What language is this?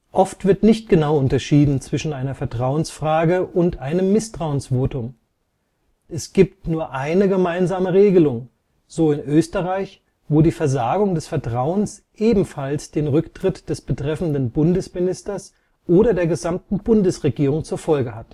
German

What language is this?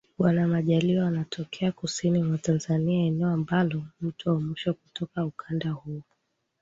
Swahili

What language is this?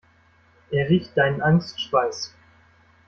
German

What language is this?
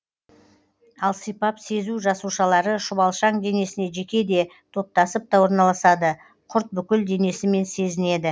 Kazakh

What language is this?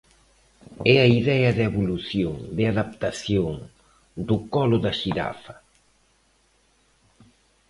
Galician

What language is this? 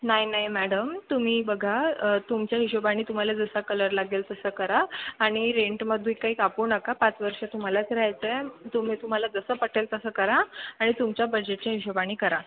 Marathi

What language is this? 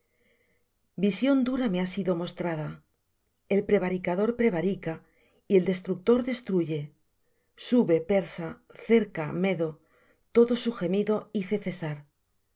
Spanish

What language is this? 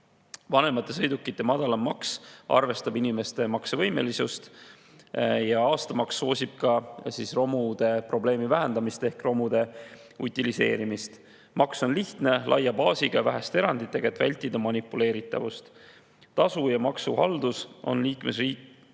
Estonian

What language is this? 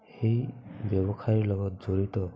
Assamese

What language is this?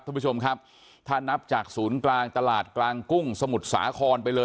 Thai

